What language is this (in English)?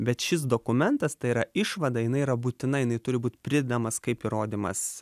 Lithuanian